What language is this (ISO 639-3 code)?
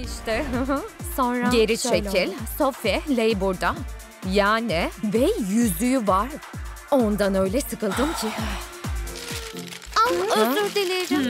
tur